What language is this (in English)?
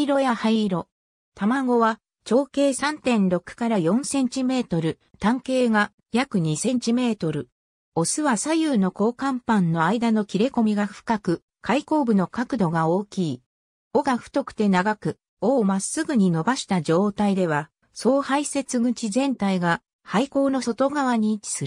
Japanese